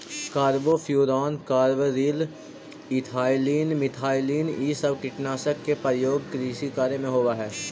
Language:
Magahi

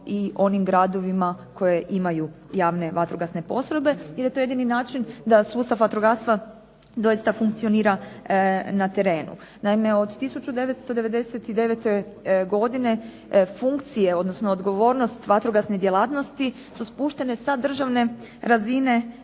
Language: Croatian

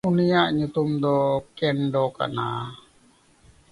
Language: Santali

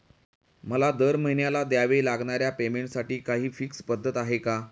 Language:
Marathi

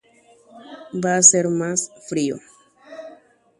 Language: Guarani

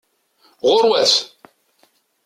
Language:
Kabyle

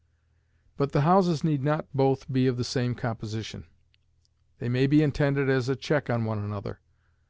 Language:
English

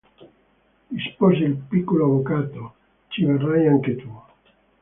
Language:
Italian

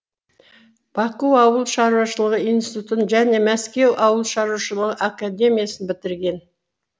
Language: Kazakh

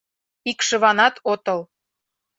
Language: Mari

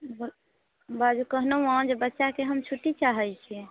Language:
Maithili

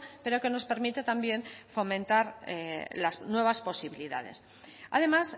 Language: Spanish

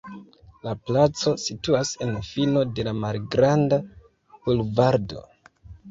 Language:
Esperanto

